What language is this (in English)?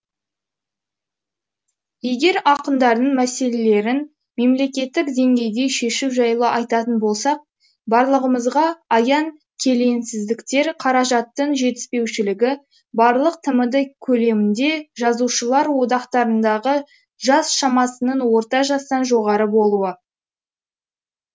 Kazakh